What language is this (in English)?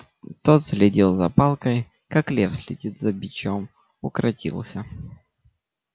Russian